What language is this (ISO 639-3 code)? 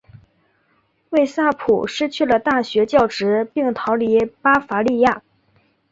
zho